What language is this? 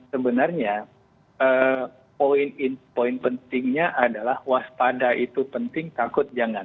Indonesian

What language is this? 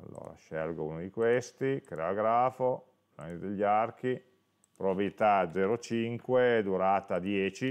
Italian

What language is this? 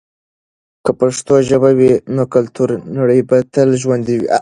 Pashto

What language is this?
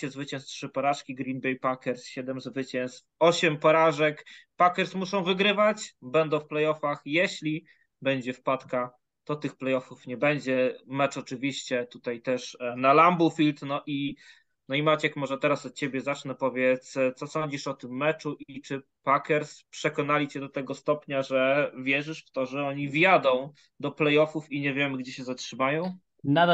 Polish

